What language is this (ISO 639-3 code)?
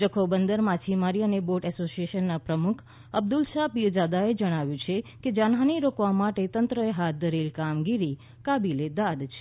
guj